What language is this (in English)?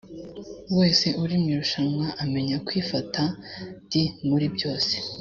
Kinyarwanda